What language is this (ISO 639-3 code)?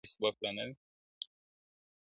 pus